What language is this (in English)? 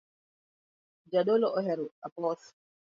Luo (Kenya and Tanzania)